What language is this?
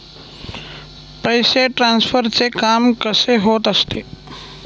Marathi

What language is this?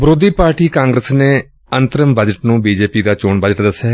Punjabi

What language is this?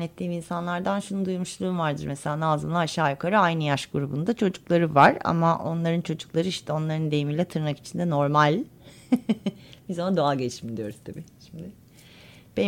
Turkish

